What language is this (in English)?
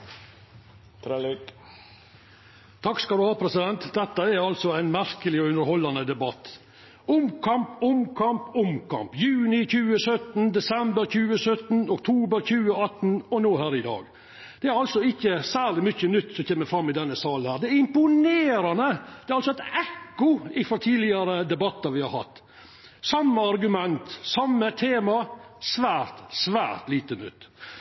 Norwegian Nynorsk